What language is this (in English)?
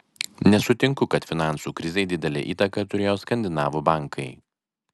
Lithuanian